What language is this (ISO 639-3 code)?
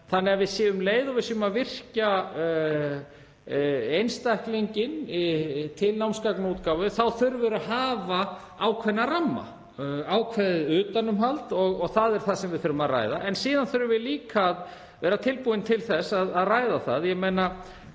isl